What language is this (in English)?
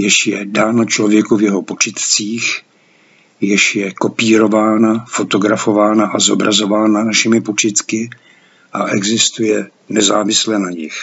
Czech